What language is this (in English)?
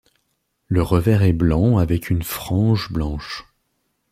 French